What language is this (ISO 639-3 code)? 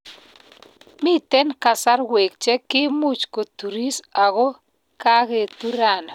kln